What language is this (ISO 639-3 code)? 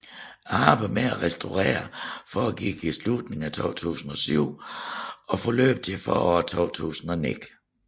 dan